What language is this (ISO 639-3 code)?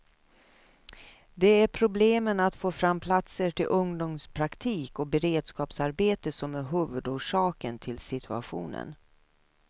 swe